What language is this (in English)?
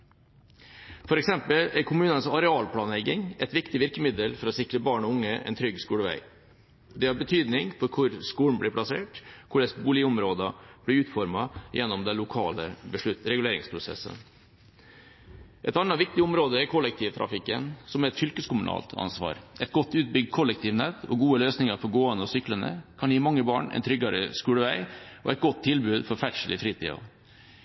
Norwegian Bokmål